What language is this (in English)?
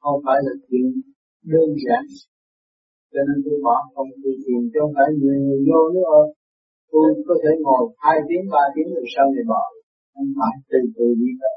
Vietnamese